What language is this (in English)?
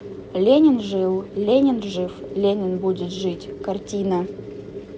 Russian